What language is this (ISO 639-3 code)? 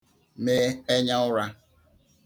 ibo